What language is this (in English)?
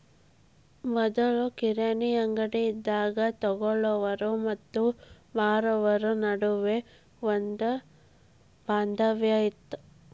Kannada